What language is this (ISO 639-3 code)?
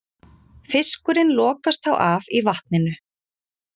isl